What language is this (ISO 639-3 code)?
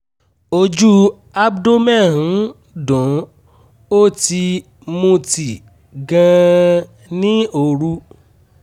yor